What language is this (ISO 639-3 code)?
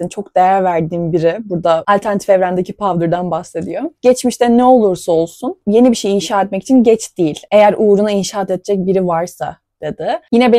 tur